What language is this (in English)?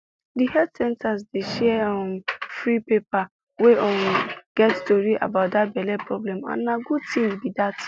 Nigerian Pidgin